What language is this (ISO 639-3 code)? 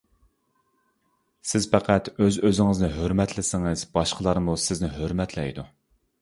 uig